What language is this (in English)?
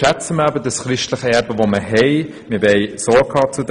Swiss German